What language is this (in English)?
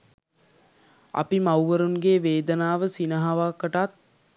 Sinhala